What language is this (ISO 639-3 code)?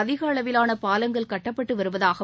tam